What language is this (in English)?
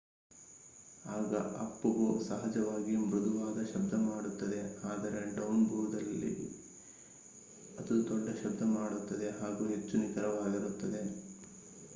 Kannada